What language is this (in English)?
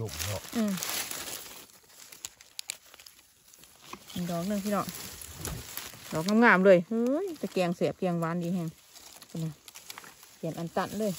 Thai